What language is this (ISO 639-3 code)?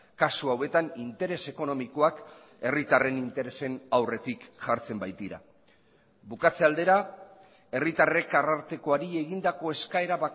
eus